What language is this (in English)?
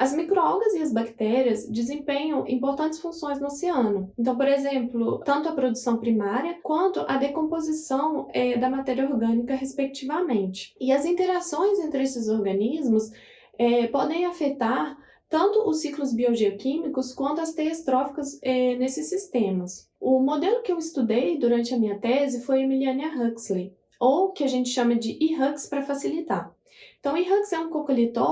Portuguese